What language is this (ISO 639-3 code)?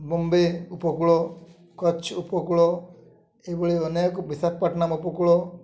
ori